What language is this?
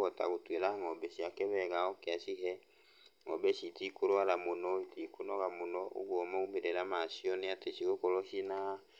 Kikuyu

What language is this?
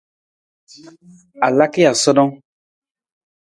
Nawdm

